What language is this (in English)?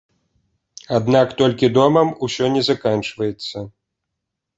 Belarusian